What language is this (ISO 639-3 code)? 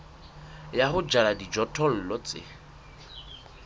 sot